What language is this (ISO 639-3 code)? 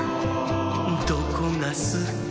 jpn